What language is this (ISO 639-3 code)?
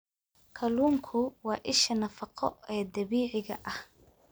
som